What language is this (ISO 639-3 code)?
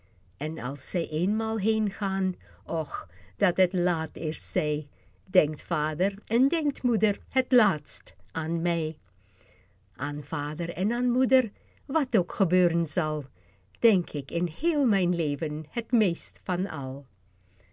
nld